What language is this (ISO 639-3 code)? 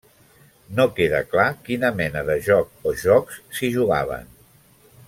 cat